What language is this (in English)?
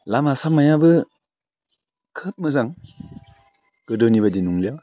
Bodo